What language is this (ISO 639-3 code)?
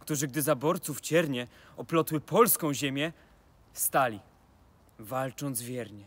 pol